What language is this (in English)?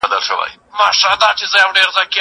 Pashto